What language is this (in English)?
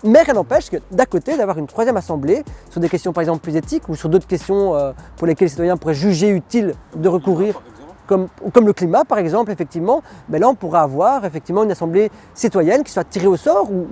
French